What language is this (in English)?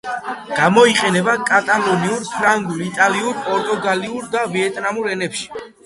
Georgian